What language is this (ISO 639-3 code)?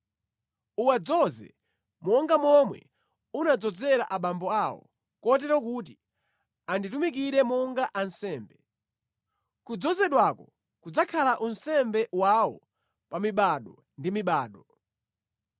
nya